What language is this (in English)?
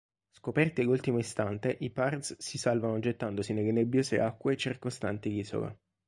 Italian